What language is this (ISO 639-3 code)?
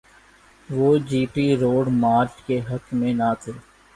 urd